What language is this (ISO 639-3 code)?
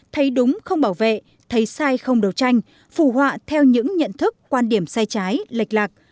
vie